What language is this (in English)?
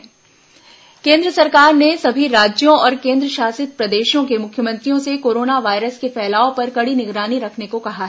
Hindi